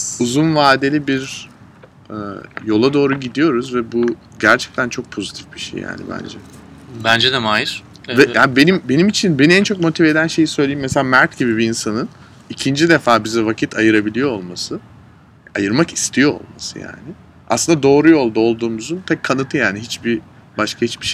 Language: Turkish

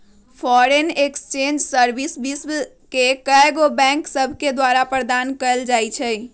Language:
Magahi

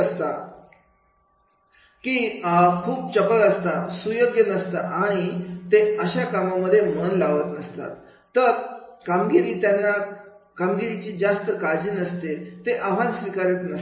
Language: Marathi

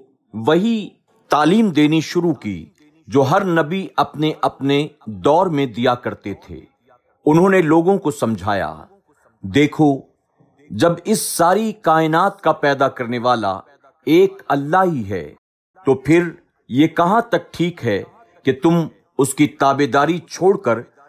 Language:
Urdu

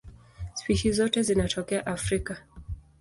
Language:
Swahili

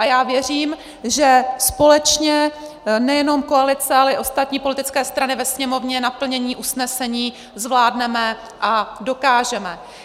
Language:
Czech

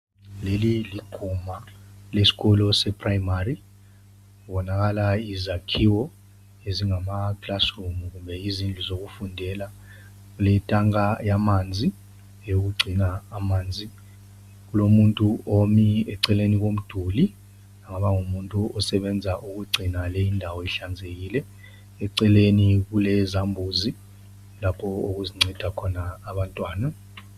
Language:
North Ndebele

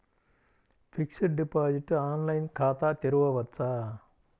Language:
Telugu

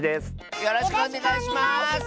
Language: Japanese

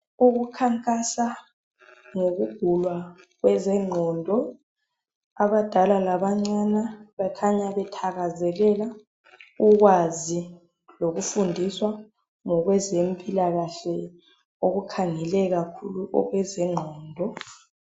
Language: North Ndebele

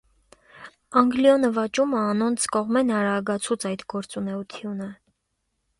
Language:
Armenian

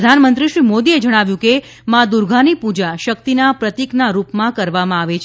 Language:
Gujarati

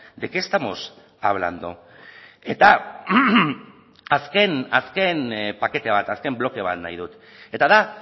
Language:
Basque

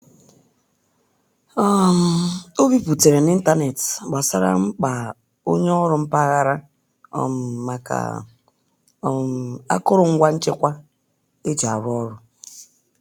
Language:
Igbo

